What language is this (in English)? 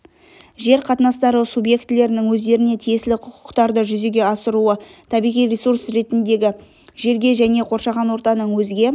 Kazakh